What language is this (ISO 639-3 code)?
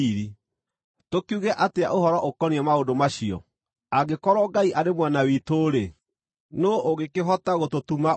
kik